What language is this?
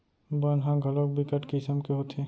Chhattisgarhi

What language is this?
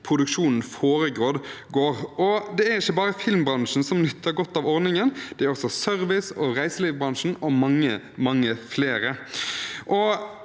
Norwegian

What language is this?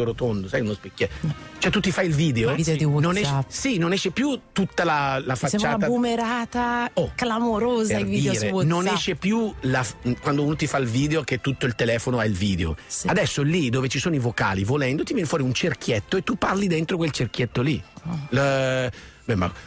Italian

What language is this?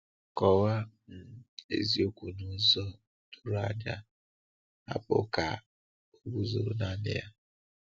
Igbo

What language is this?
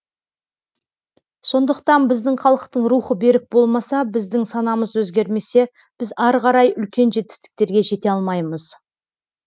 Kazakh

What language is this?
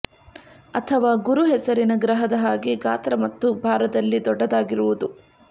Kannada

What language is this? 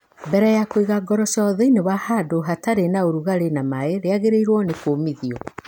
Kikuyu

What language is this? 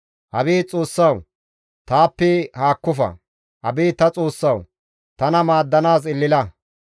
Gamo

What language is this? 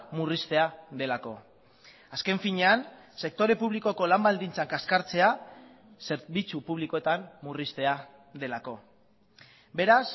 Basque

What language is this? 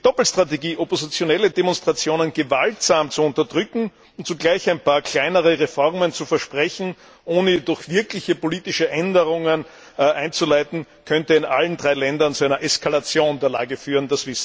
German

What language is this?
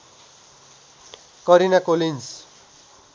Nepali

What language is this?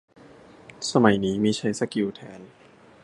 Thai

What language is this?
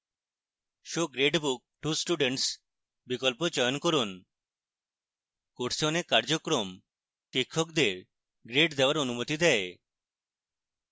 Bangla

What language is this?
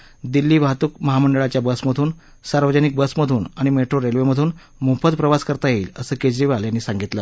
Marathi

